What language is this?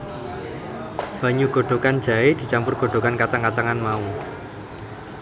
Javanese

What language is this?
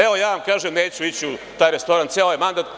Serbian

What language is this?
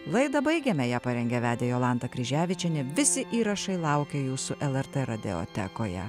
Lithuanian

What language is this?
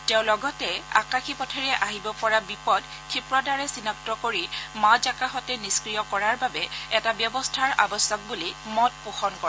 Assamese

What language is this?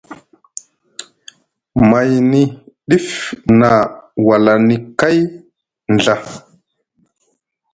Musgu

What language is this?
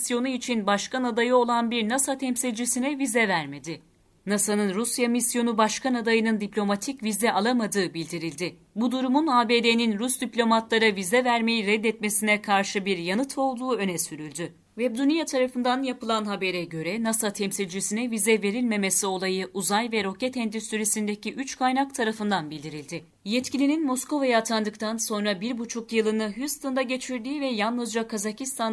Turkish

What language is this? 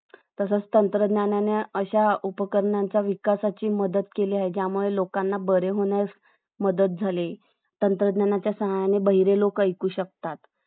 Marathi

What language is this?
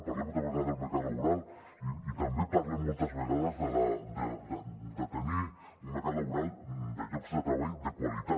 Catalan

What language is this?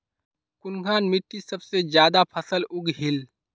Magahi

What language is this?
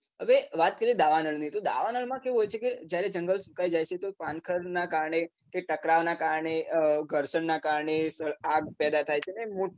Gujarati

